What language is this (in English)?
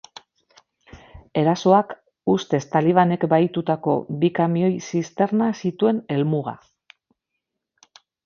Basque